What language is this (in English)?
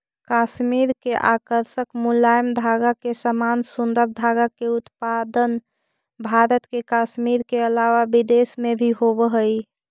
Magahi